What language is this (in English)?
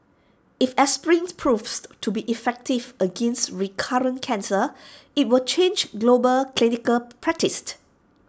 English